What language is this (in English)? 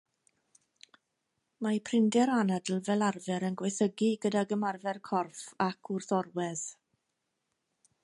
Welsh